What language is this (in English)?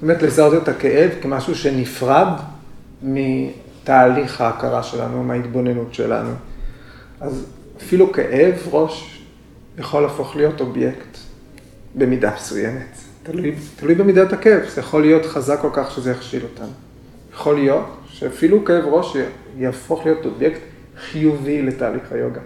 Hebrew